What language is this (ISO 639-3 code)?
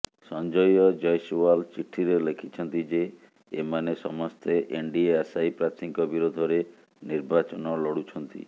ori